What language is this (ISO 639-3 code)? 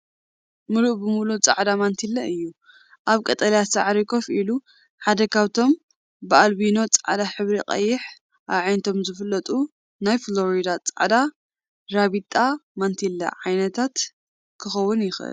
tir